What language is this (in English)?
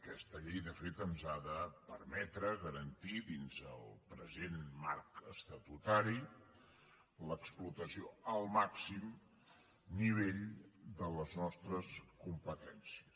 Catalan